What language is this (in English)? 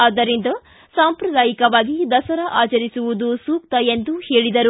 Kannada